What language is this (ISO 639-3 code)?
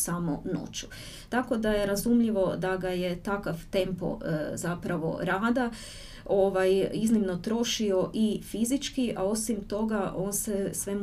hrv